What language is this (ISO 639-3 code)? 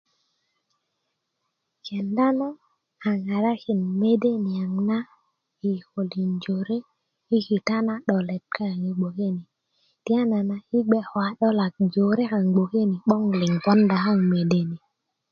ukv